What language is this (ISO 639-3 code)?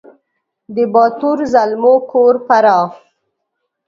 pus